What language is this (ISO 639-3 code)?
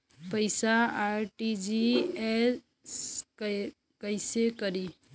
bho